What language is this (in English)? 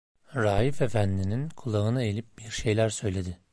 Turkish